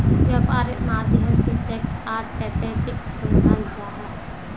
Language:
Magahi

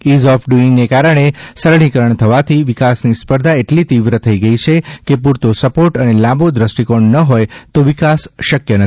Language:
Gujarati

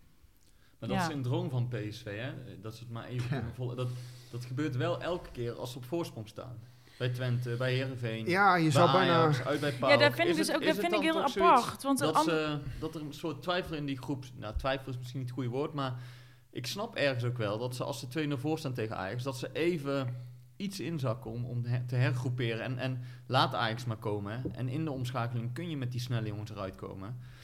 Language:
Dutch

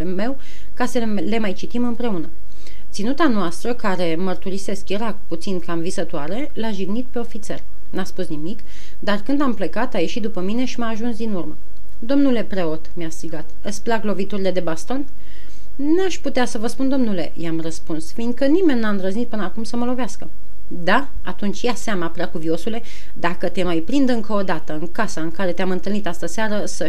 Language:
Romanian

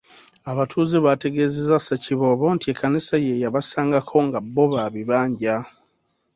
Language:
Ganda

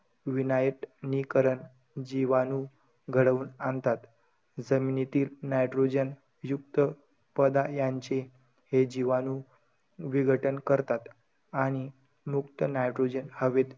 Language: Marathi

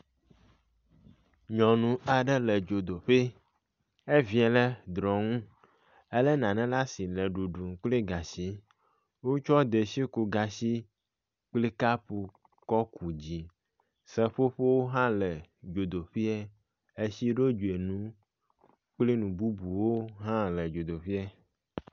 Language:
Ewe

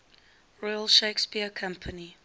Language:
English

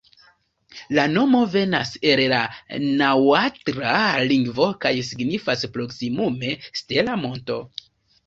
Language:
Esperanto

